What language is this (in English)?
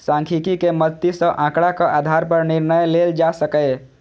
Maithili